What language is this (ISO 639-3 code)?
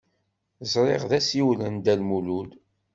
kab